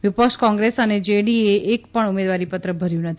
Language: Gujarati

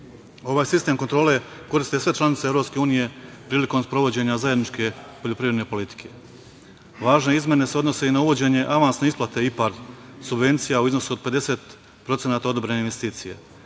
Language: Serbian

